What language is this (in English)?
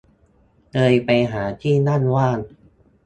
Thai